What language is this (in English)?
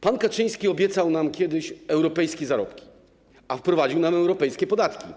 Polish